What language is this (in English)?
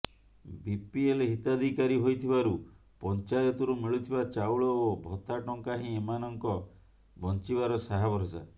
Odia